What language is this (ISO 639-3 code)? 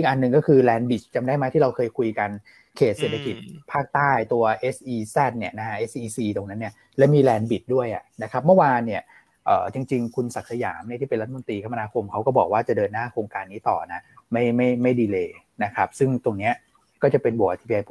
tha